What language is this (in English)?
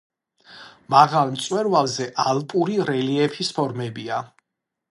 Georgian